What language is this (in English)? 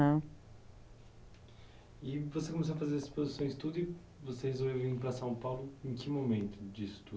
Portuguese